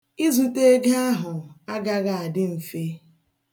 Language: Igbo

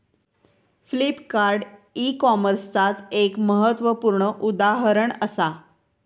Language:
Marathi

